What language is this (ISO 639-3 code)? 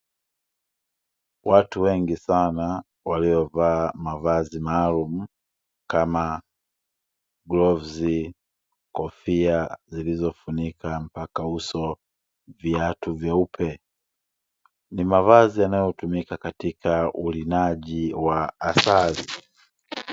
swa